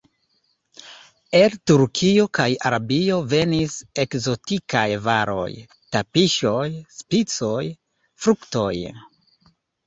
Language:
Esperanto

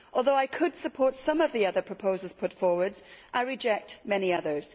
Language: English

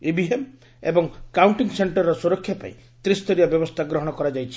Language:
Odia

